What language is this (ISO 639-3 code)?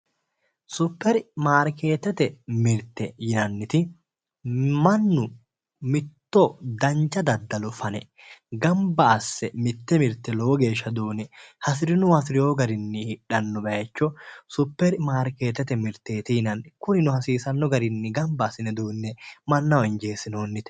sid